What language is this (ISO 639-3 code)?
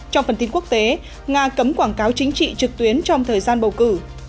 vie